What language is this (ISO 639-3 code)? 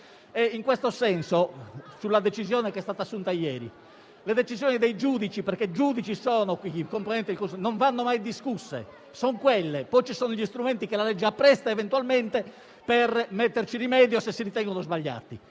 ita